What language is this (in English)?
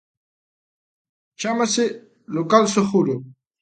Galician